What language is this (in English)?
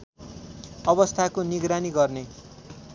Nepali